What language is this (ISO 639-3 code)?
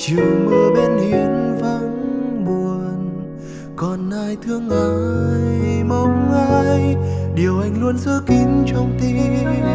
vie